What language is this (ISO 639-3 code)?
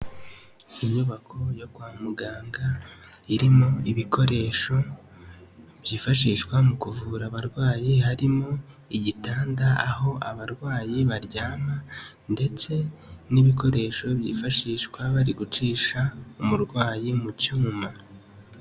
kin